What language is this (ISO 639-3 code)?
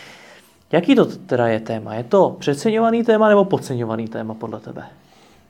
ces